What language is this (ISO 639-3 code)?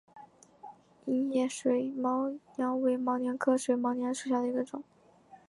zho